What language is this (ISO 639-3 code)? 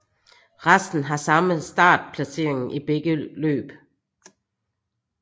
dan